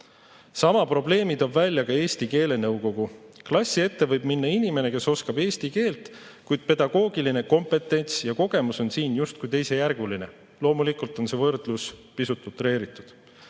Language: Estonian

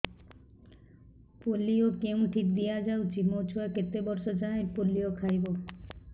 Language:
Odia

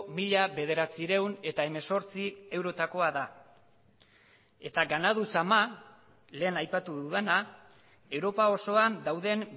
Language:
Basque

